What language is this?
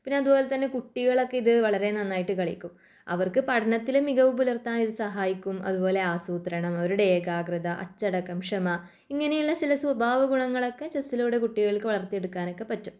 Malayalam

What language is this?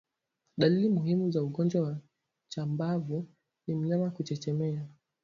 Swahili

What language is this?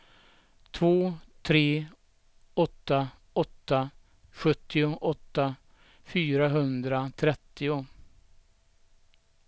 Swedish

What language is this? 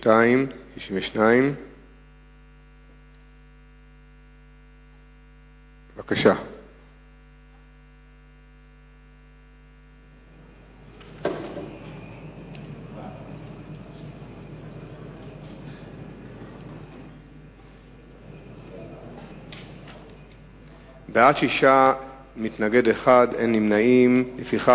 Hebrew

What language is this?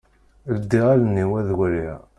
Kabyle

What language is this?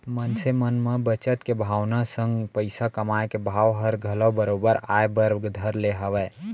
Chhattisgarhi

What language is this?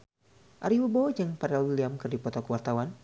Sundanese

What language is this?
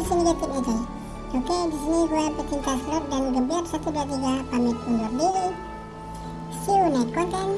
Indonesian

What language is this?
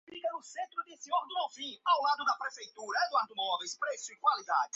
Portuguese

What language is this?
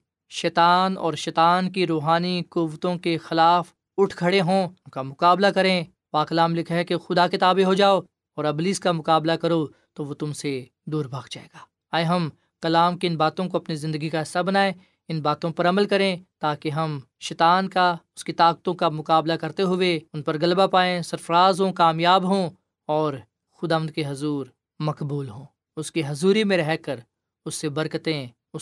Urdu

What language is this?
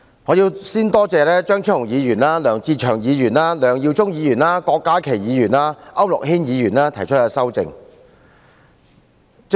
Cantonese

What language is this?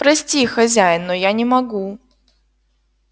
Russian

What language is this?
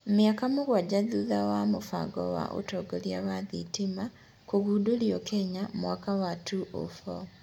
Kikuyu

